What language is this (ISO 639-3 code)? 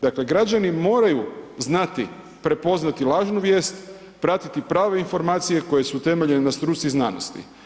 hrv